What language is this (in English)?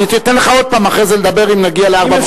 Hebrew